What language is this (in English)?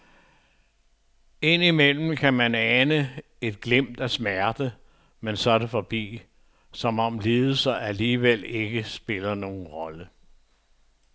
Danish